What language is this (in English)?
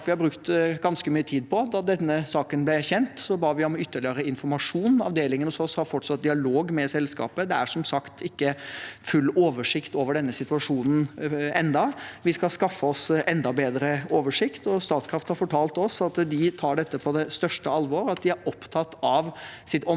Norwegian